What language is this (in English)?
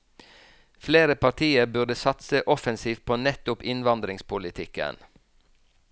Norwegian